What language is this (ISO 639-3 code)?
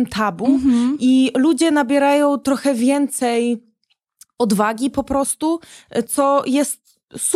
pol